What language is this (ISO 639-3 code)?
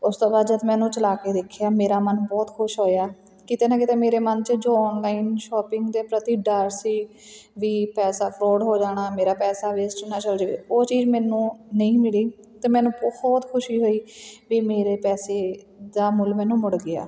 pan